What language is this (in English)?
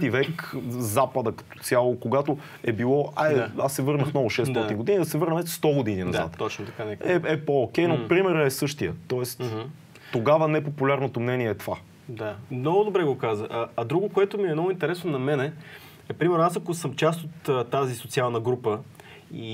Bulgarian